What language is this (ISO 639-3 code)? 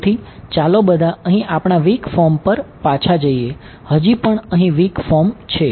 guj